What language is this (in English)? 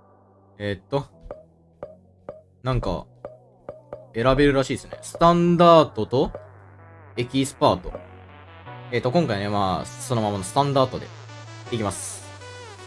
Japanese